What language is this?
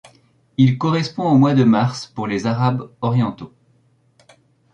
French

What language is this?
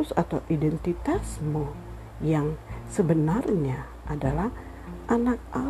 Indonesian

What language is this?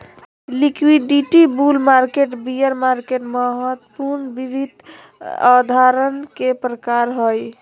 Magahi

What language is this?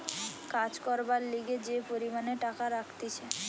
Bangla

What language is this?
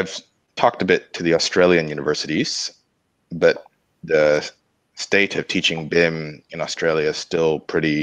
English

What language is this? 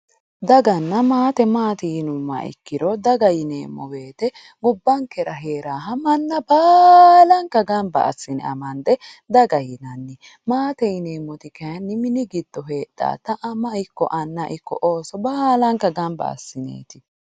Sidamo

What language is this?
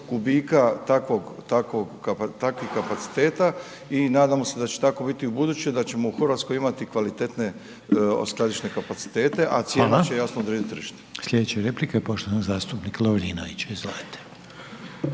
Croatian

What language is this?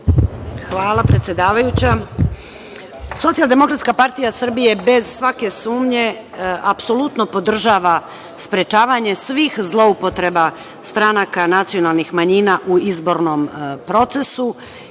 Serbian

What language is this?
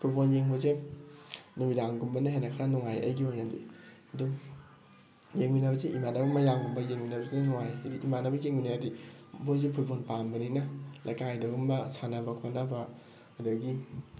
Manipuri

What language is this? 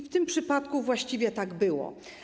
Polish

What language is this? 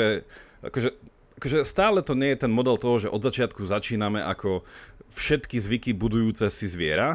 Slovak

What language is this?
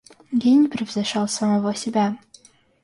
Russian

